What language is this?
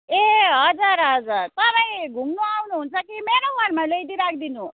Nepali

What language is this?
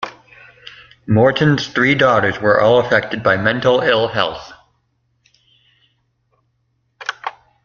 English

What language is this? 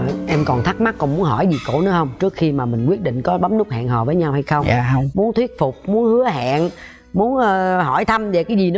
Vietnamese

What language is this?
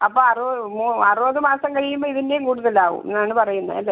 Malayalam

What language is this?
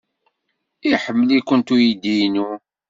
Kabyle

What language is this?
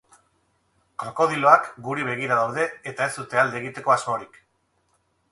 Basque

